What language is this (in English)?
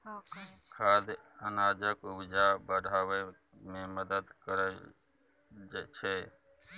Maithili